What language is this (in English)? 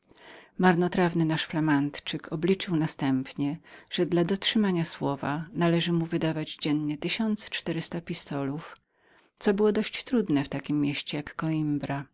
Polish